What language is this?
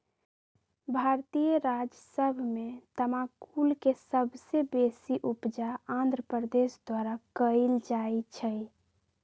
Magahi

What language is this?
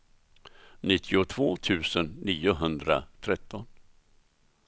Swedish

